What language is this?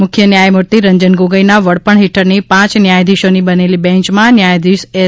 Gujarati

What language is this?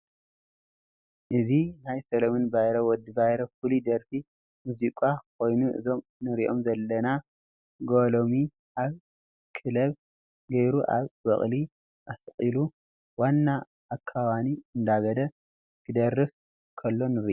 Tigrinya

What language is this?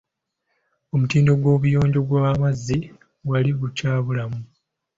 Ganda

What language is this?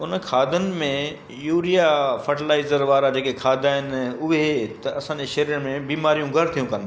Sindhi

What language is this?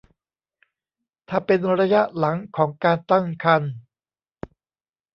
Thai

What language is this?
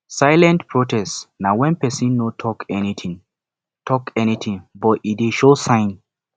Nigerian Pidgin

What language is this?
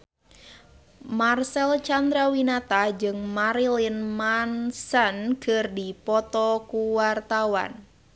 Sundanese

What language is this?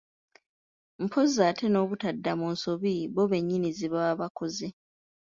Ganda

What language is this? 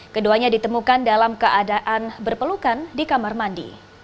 Indonesian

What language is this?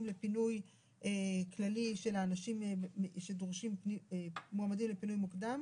Hebrew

